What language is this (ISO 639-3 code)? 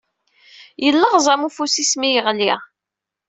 kab